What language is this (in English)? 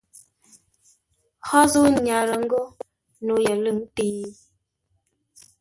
Ngombale